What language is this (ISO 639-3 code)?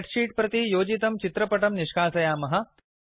san